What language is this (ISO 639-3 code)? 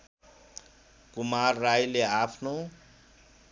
nep